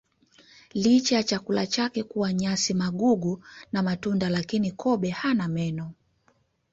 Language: Swahili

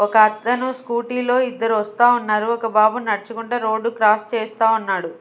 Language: Telugu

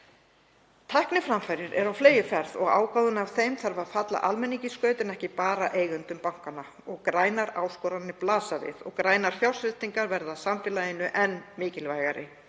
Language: Icelandic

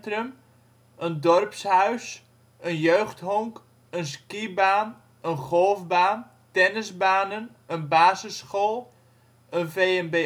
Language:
Dutch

